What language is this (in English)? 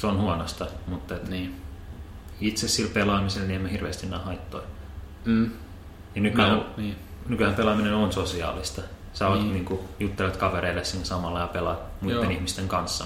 Finnish